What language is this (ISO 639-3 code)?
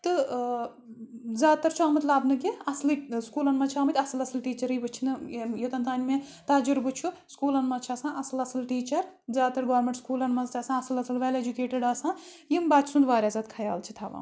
kas